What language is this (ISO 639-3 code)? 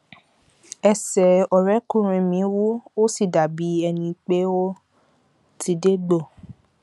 yor